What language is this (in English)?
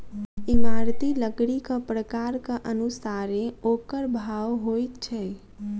Maithili